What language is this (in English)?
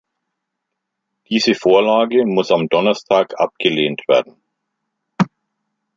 German